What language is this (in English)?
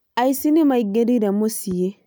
Kikuyu